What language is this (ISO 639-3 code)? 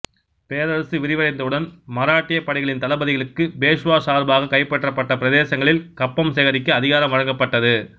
tam